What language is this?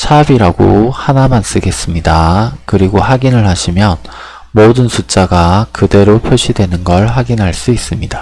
Korean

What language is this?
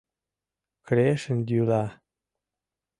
Mari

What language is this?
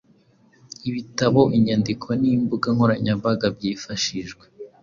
Kinyarwanda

